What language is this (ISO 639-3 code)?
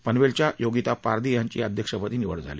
mar